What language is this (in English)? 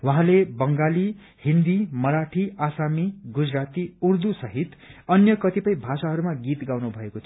Nepali